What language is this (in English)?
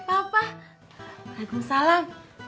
Indonesian